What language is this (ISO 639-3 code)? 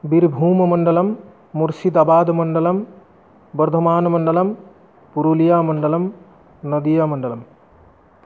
san